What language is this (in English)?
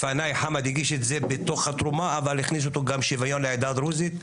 Hebrew